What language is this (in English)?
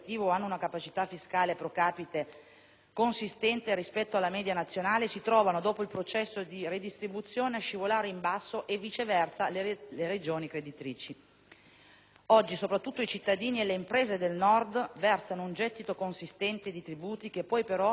Italian